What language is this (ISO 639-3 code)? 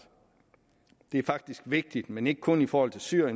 dan